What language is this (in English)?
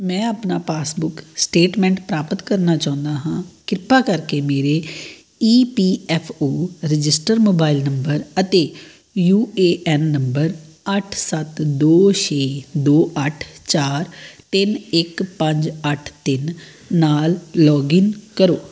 Punjabi